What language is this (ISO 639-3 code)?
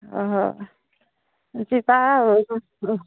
ori